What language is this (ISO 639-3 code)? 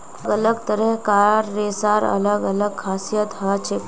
mag